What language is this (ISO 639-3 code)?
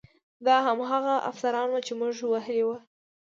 pus